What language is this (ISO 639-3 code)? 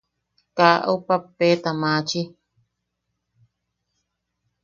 yaq